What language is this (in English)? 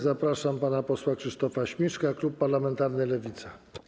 Polish